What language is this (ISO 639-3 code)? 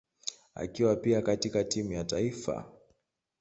swa